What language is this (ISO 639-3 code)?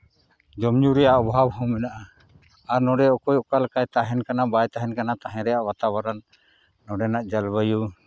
sat